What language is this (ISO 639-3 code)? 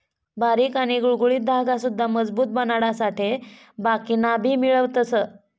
mar